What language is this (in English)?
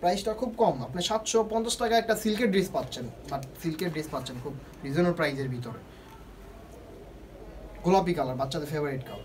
Hindi